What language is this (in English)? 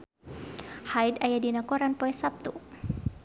Sundanese